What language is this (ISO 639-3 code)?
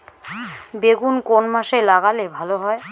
ben